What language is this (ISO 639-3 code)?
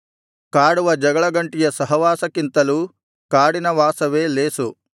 kan